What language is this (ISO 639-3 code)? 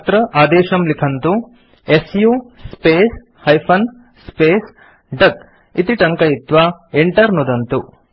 san